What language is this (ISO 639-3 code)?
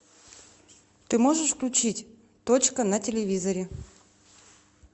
rus